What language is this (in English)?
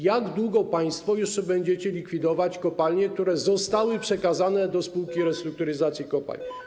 Polish